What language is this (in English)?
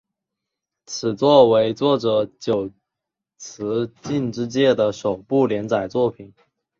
Chinese